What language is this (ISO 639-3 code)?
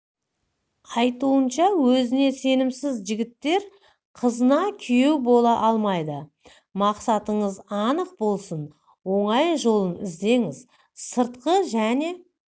kaz